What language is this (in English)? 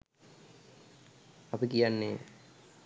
Sinhala